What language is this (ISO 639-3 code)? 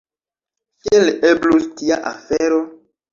epo